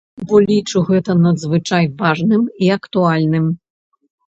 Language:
Belarusian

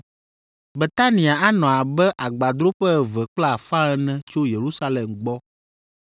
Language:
Ewe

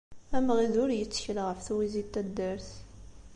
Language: Kabyle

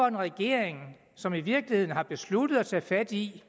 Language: Danish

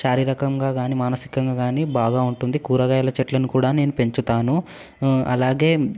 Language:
Telugu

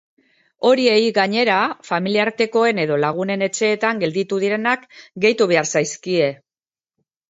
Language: Basque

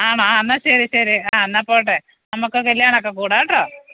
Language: Malayalam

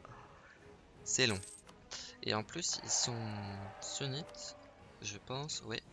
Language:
French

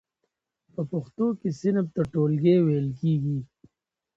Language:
Pashto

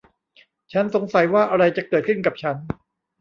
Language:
Thai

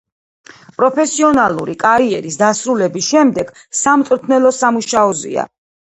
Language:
Georgian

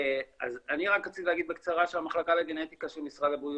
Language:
Hebrew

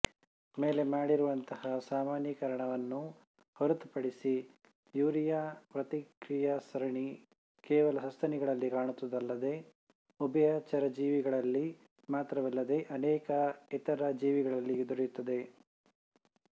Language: Kannada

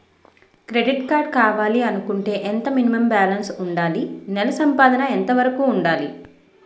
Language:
Telugu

